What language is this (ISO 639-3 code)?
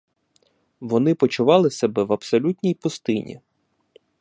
ukr